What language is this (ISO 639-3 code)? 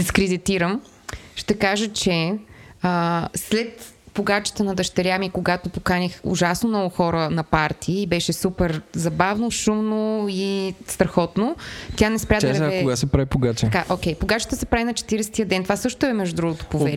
bul